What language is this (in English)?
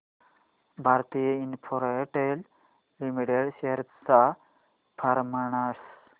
Marathi